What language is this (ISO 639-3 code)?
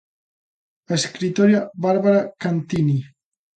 glg